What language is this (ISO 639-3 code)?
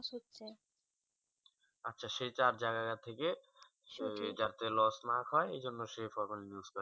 ben